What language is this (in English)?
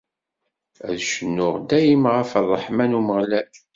Kabyle